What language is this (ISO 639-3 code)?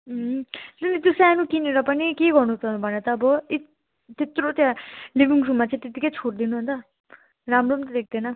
nep